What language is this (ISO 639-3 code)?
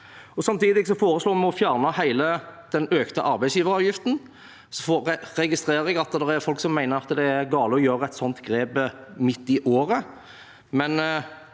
nor